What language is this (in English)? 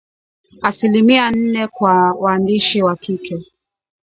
Swahili